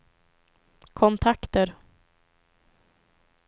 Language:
Swedish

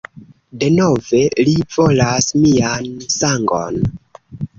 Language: Esperanto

